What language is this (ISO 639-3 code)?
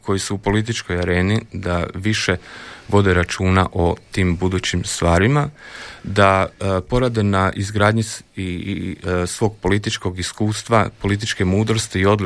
hrv